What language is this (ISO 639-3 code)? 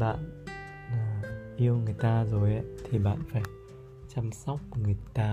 vie